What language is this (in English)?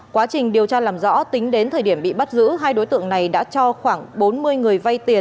Vietnamese